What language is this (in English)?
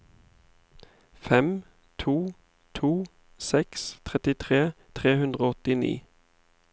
Norwegian